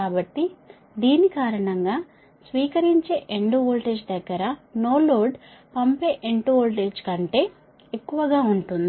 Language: Telugu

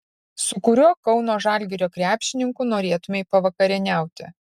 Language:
Lithuanian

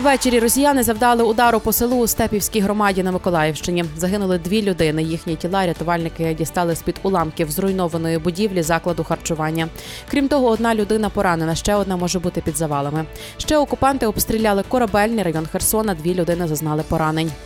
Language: Ukrainian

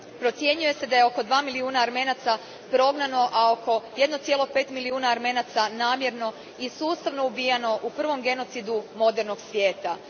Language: Croatian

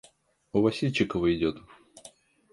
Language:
Russian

